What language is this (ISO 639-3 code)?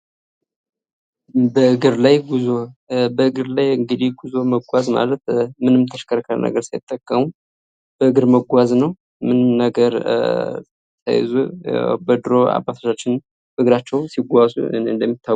amh